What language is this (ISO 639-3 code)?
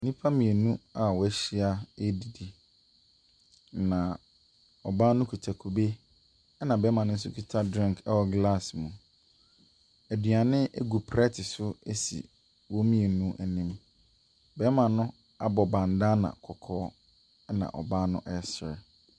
aka